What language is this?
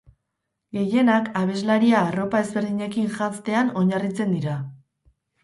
Basque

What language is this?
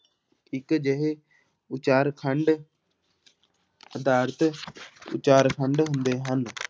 Punjabi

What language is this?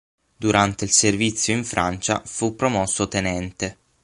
Italian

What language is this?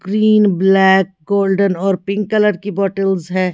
Hindi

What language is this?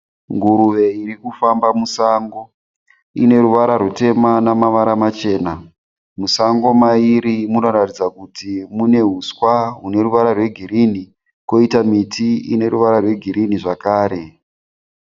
Shona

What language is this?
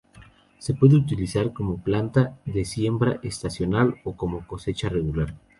Spanish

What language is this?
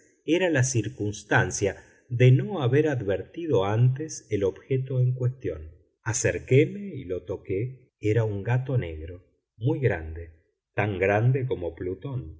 Spanish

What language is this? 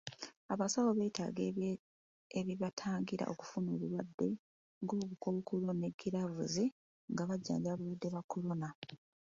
Ganda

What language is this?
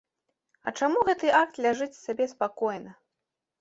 Belarusian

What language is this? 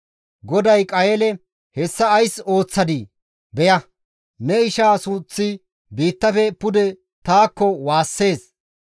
Gamo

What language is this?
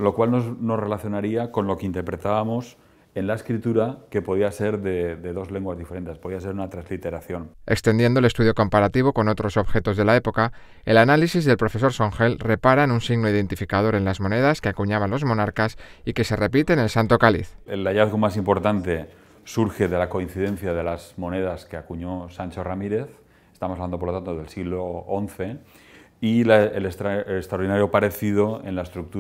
Spanish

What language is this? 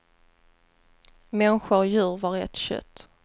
Swedish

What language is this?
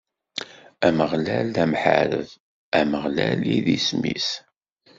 Kabyle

